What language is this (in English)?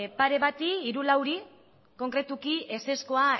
Basque